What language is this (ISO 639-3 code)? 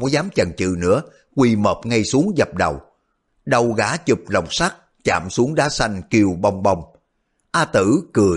vie